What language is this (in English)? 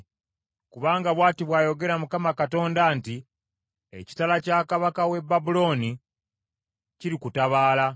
Ganda